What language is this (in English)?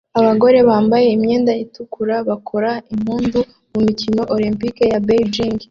Kinyarwanda